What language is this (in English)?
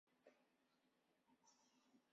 Chinese